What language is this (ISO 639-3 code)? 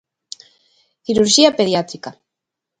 glg